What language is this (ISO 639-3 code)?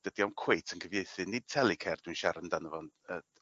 cym